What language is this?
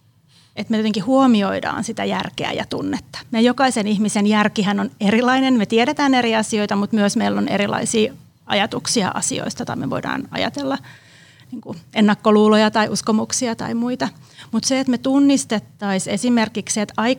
Finnish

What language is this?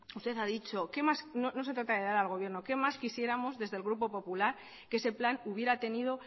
Spanish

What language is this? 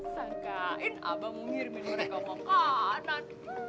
Indonesian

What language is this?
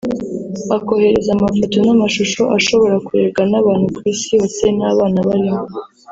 Kinyarwanda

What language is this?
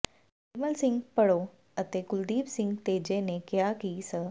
Punjabi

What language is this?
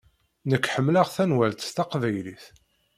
Kabyle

